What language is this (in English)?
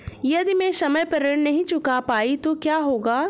Hindi